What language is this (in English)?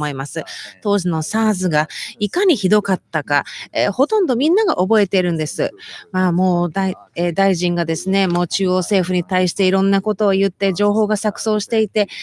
Japanese